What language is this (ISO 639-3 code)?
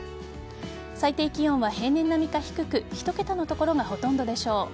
jpn